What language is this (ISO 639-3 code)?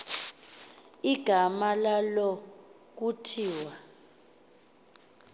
xho